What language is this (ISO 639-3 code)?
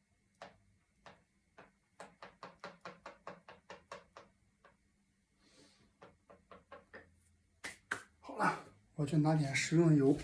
zho